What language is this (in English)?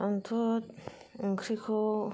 Bodo